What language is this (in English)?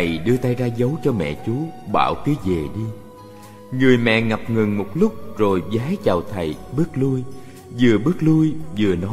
Vietnamese